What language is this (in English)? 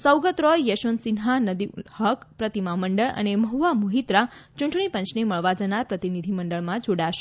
Gujarati